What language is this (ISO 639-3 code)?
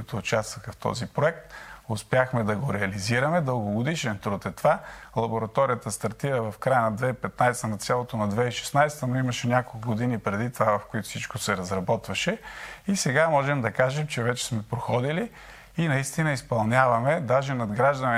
bul